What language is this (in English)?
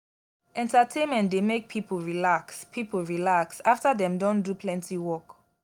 Nigerian Pidgin